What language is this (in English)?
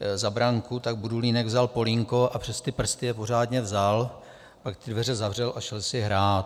Czech